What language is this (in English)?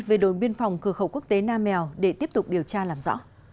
Vietnamese